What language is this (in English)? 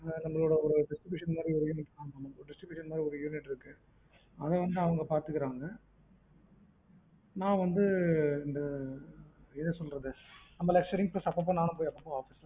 Tamil